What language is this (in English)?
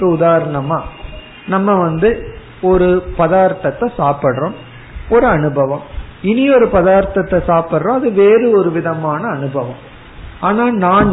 Tamil